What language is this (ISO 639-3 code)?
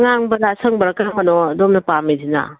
mni